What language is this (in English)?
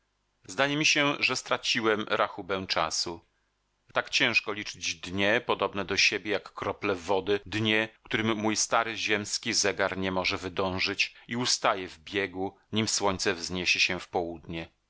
Polish